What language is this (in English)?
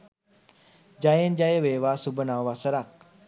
Sinhala